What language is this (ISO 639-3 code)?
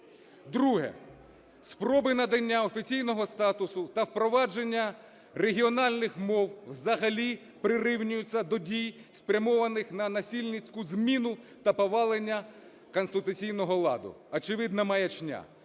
ukr